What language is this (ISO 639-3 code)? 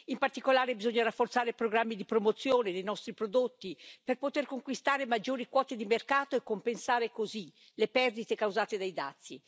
ita